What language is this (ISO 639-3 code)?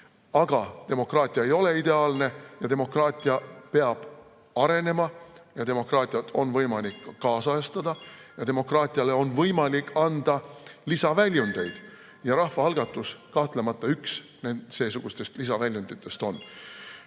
est